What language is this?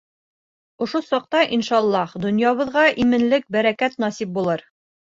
Bashkir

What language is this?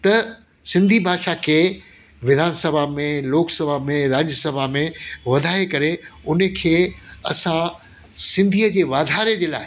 Sindhi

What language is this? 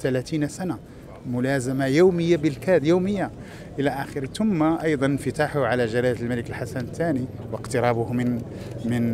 Arabic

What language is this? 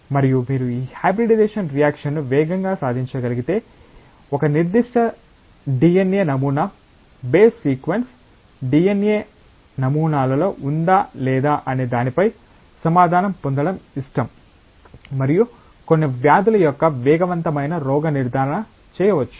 Telugu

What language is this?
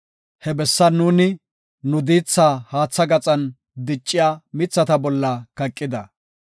Gofa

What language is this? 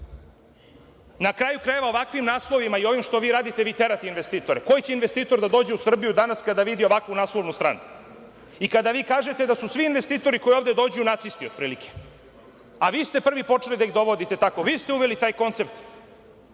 Serbian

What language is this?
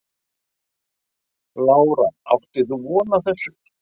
Icelandic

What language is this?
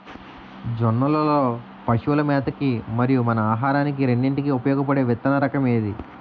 Telugu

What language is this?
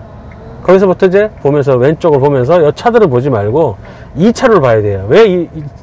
Korean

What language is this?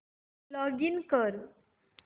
Marathi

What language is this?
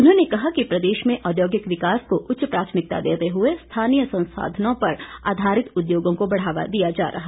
Hindi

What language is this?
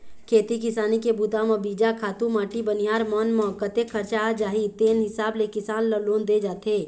Chhattisgarhi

